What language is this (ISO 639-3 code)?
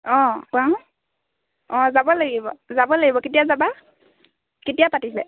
asm